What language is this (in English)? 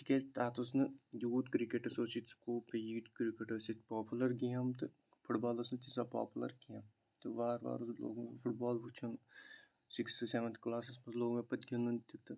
Kashmiri